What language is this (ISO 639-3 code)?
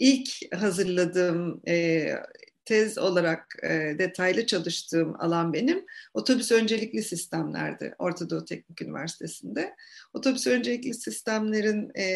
tur